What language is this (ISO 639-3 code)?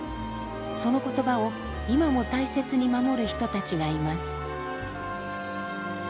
jpn